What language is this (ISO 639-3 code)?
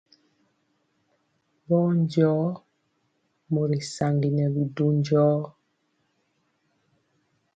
mcx